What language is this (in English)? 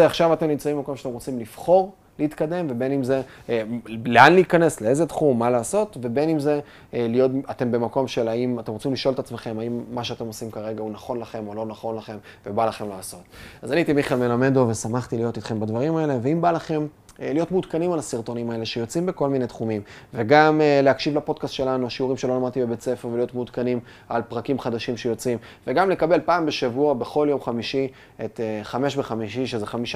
Hebrew